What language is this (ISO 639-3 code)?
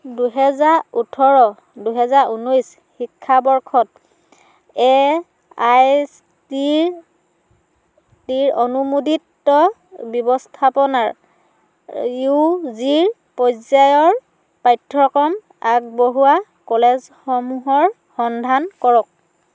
asm